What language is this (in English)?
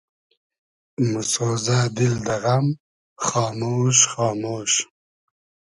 Hazaragi